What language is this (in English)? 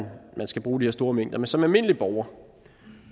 Danish